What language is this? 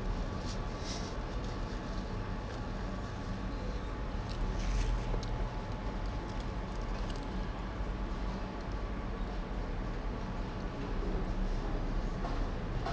English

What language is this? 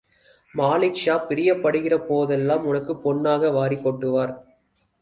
Tamil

